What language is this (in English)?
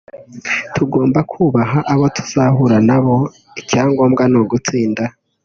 Kinyarwanda